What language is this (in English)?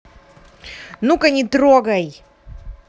Russian